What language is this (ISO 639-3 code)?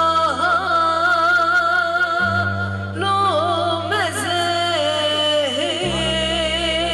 ron